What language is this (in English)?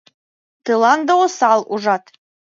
Mari